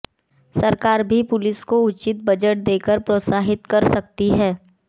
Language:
Hindi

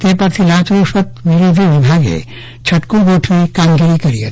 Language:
Gujarati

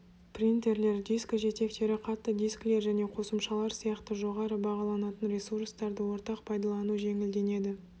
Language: Kazakh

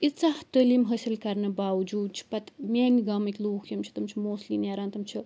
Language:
Kashmiri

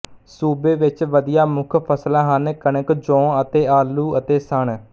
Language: Punjabi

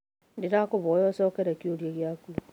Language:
Kikuyu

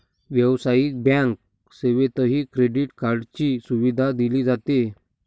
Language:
Marathi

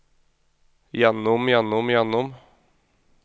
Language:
Norwegian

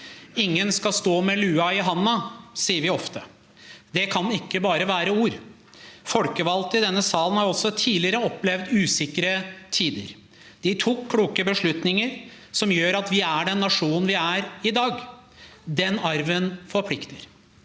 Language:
Norwegian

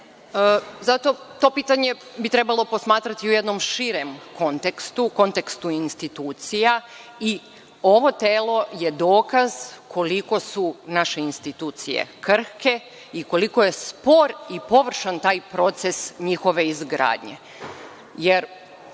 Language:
Serbian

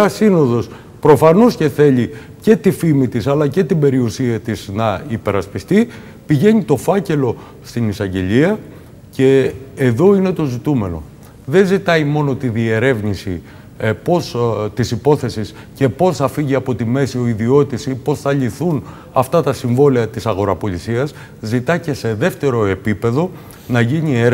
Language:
Greek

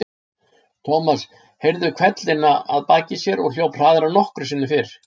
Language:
Icelandic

